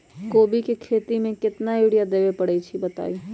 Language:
Magahi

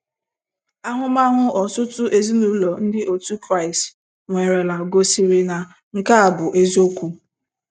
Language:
Igbo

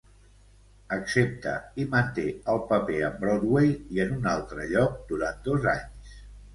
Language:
Catalan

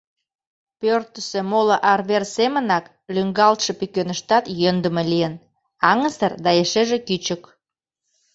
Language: Mari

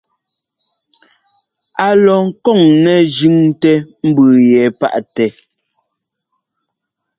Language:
Ngomba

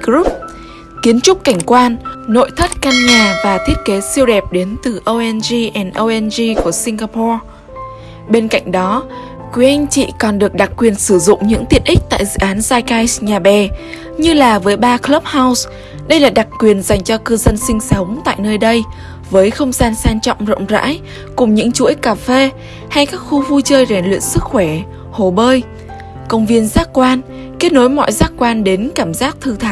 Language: Vietnamese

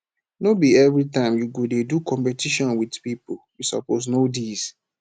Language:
Nigerian Pidgin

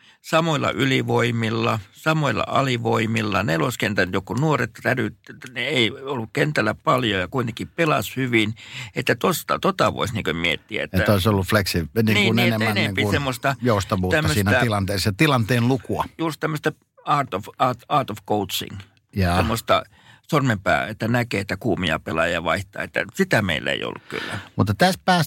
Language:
Finnish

